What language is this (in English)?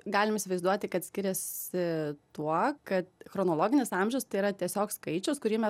Lithuanian